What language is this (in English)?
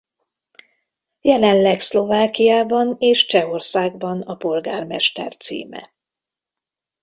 Hungarian